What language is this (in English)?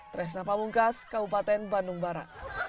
Indonesian